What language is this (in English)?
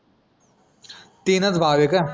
Marathi